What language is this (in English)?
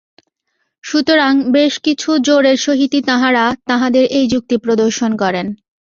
Bangla